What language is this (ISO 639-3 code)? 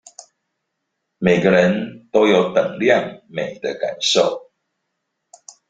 zho